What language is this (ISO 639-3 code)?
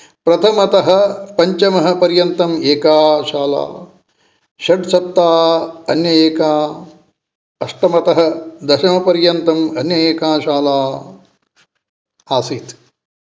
san